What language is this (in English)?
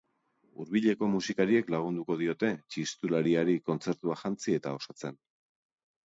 Basque